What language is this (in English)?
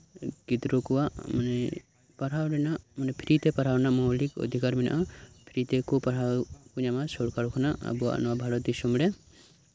Santali